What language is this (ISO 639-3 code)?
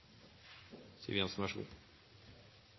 nob